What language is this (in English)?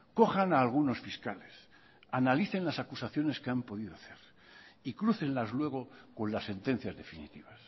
Spanish